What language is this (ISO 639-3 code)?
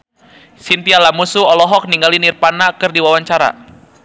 sun